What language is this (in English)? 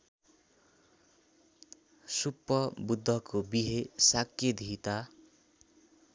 Nepali